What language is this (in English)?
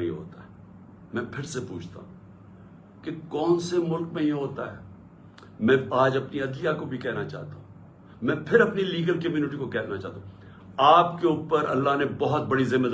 Urdu